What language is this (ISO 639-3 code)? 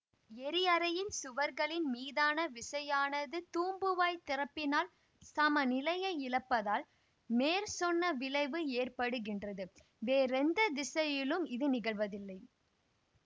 tam